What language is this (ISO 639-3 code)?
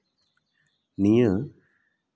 sat